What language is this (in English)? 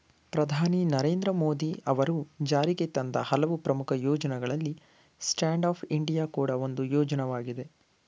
Kannada